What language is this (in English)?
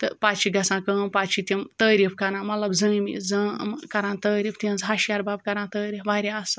Kashmiri